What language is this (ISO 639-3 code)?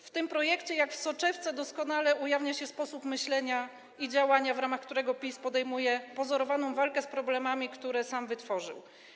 pol